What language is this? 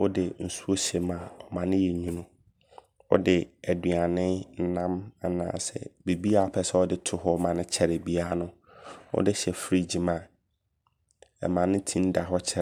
Abron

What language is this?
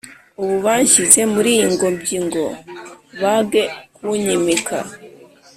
Kinyarwanda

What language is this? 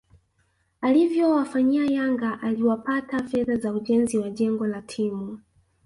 Swahili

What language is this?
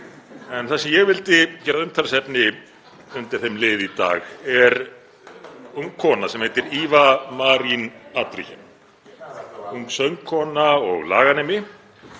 Icelandic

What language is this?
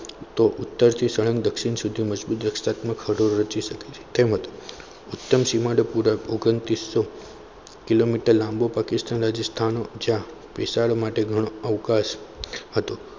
Gujarati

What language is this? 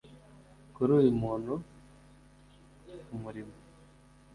Kinyarwanda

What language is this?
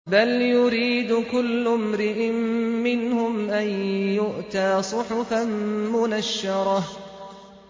Arabic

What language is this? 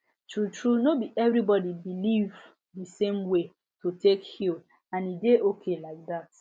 Nigerian Pidgin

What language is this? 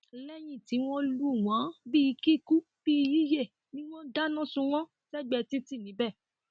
Yoruba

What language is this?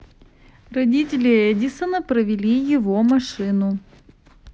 Russian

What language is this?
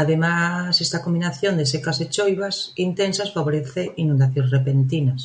Galician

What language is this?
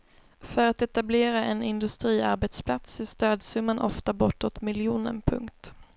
Swedish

